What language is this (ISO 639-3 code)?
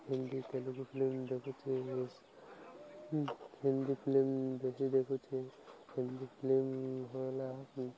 ori